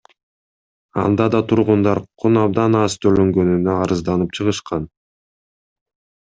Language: Kyrgyz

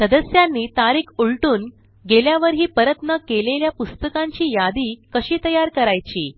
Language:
Marathi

